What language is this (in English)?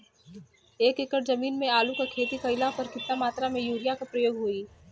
Bhojpuri